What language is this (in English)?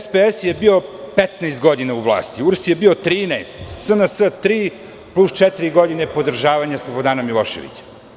Serbian